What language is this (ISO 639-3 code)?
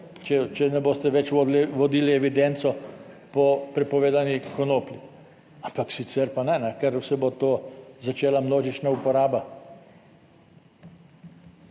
slv